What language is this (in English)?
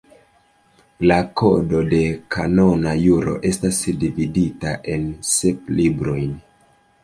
Esperanto